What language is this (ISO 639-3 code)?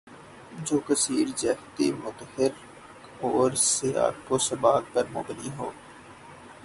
urd